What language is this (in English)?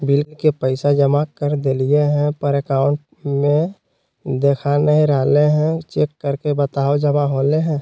Magahi